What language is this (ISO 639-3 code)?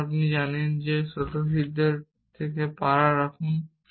ben